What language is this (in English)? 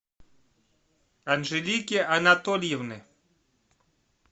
Russian